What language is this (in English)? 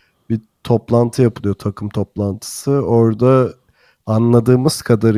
Turkish